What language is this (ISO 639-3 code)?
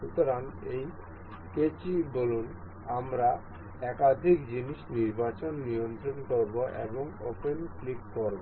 ben